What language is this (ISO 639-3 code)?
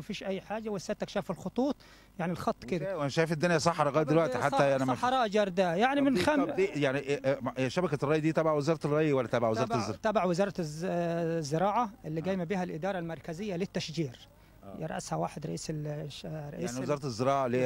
ara